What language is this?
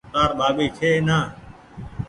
Goaria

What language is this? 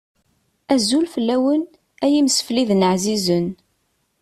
Kabyle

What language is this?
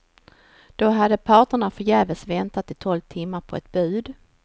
Swedish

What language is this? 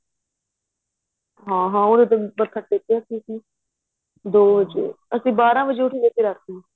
Punjabi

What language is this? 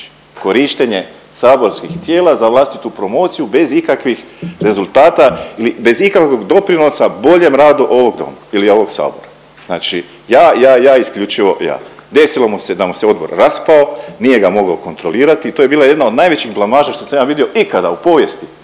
Croatian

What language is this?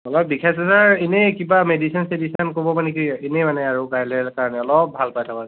Assamese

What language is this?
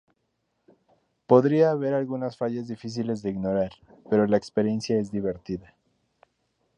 Spanish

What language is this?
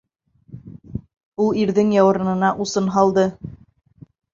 Bashkir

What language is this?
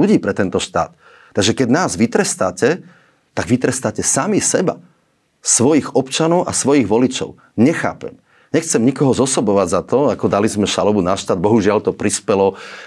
Slovak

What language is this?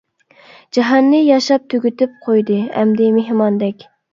Uyghur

